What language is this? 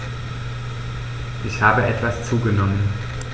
German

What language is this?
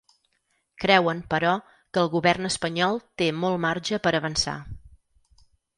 Catalan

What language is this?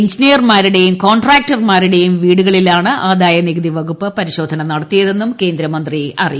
Malayalam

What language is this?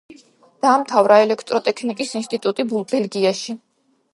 Georgian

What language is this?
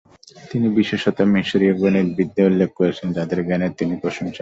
Bangla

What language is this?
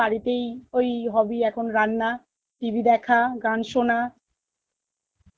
Bangla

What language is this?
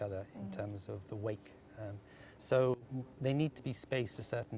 Indonesian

